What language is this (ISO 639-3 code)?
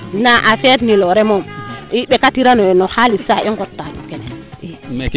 srr